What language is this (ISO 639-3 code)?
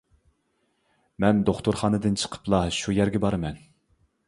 uig